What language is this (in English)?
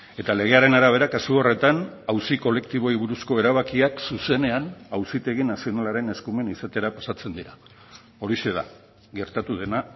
Basque